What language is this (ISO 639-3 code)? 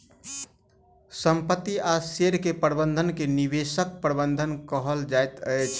mai